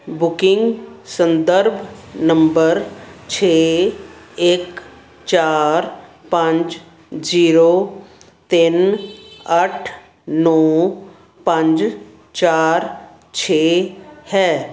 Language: Punjabi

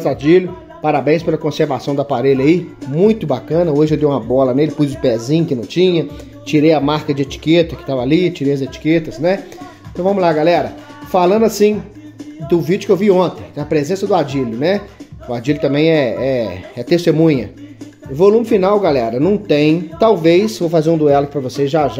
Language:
Portuguese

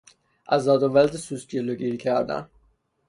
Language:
Persian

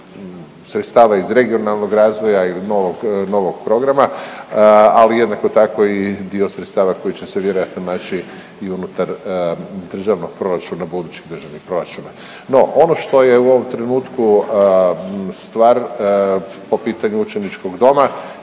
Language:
Croatian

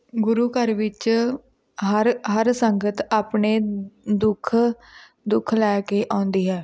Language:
Punjabi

